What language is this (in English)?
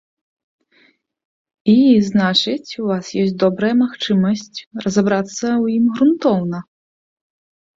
Belarusian